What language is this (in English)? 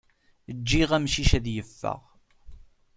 Kabyle